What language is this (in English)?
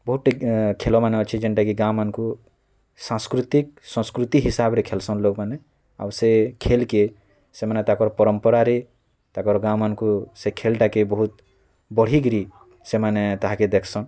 Odia